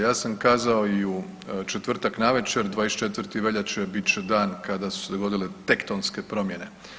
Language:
Croatian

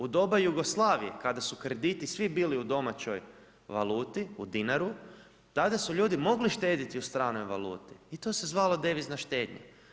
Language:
Croatian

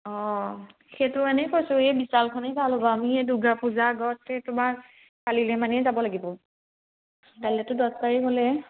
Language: Assamese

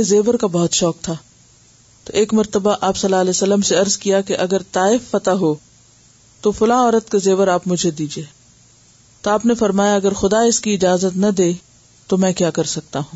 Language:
Urdu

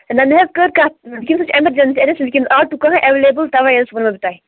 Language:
Kashmiri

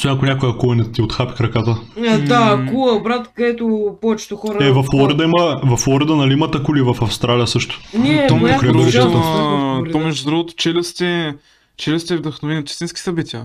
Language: Bulgarian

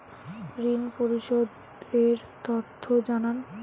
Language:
Bangla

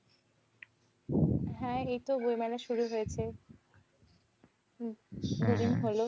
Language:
Bangla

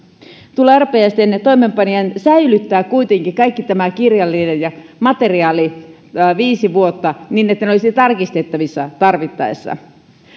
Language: Finnish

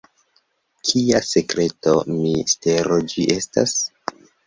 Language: Esperanto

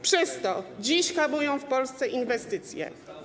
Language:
Polish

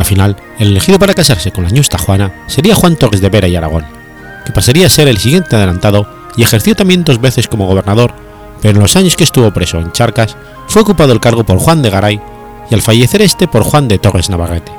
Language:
Spanish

